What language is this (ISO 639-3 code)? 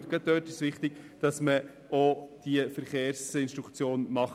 gsw